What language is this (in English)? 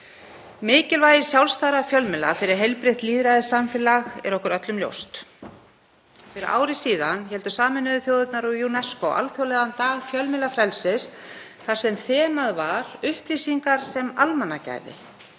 Icelandic